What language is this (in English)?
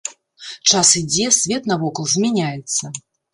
Belarusian